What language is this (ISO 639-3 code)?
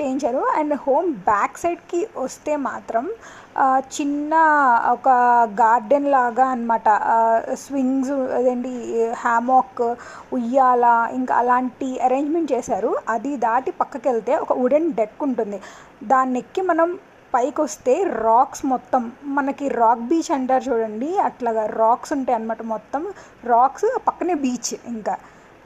tel